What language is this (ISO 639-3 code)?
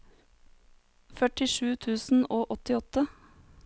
nor